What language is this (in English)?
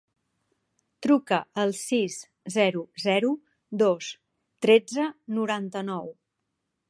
Catalan